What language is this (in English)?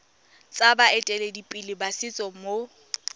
Tswana